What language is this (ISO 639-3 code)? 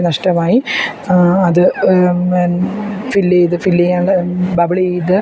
mal